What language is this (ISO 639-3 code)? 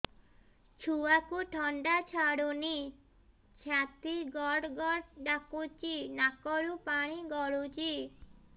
ori